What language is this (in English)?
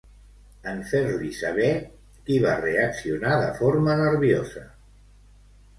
Catalan